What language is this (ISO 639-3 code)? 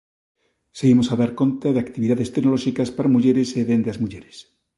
glg